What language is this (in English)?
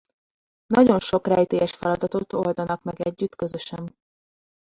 Hungarian